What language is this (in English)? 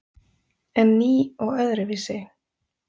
Icelandic